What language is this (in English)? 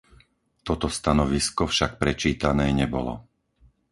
Slovak